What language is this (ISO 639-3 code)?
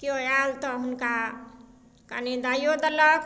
mai